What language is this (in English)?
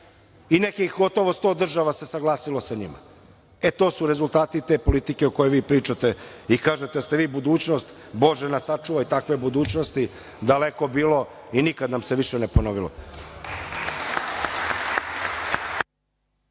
Serbian